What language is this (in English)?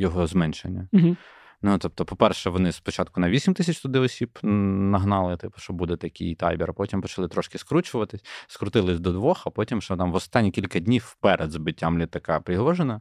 Ukrainian